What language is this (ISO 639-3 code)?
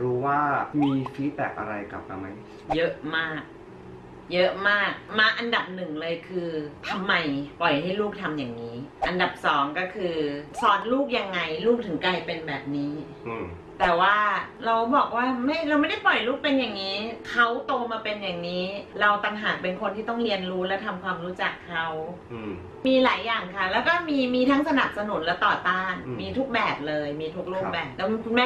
tha